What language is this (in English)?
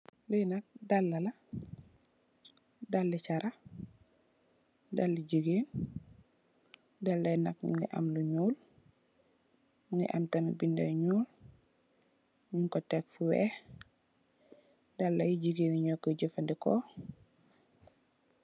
Wolof